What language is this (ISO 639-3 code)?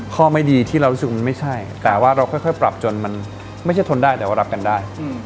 tha